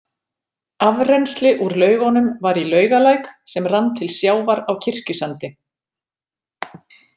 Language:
Icelandic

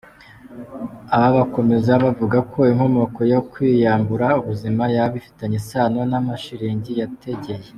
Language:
Kinyarwanda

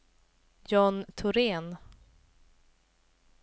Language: Swedish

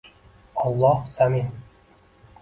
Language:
Uzbek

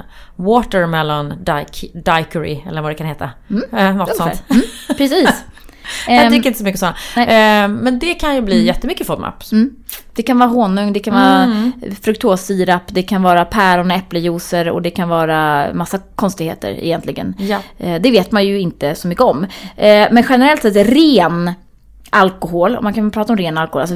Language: Swedish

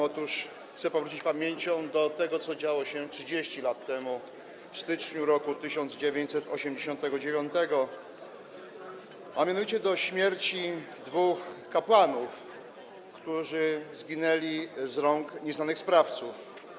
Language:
Polish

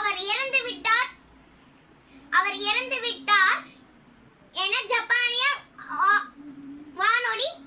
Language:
Tamil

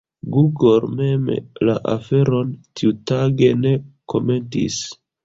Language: Esperanto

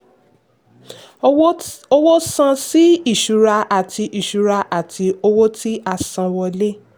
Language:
Yoruba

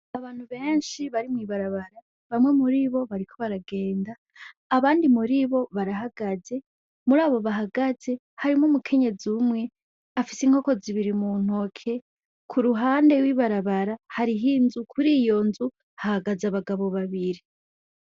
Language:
Rundi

